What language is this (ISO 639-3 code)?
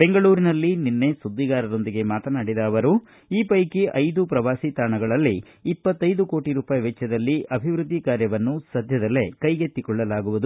kan